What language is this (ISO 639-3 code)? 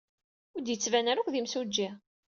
kab